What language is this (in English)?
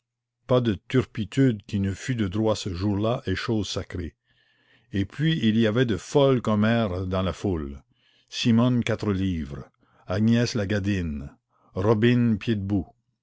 French